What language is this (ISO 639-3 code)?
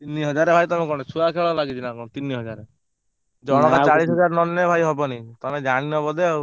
ori